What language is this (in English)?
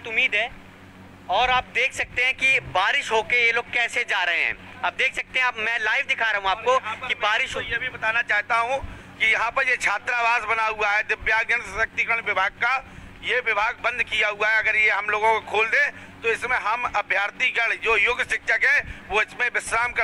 Hindi